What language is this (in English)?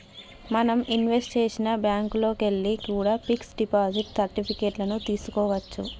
Telugu